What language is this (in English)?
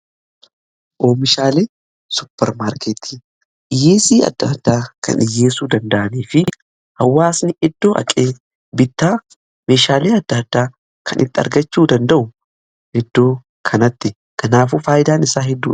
Oromo